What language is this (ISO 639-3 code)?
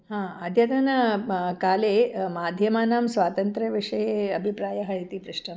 san